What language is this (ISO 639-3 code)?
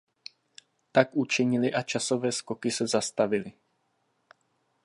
ces